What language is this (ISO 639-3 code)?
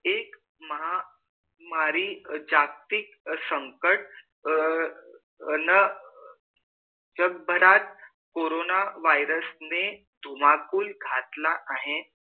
mar